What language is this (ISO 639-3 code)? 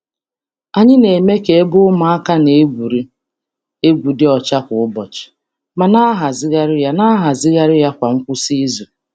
ibo